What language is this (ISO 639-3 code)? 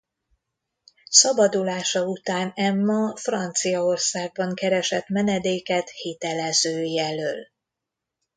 hun